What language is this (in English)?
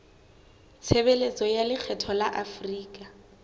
Southern Sotho